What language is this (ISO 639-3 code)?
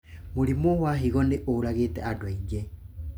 kik